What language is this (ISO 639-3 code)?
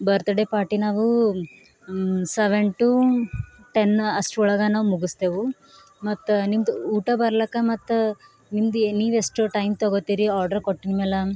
kan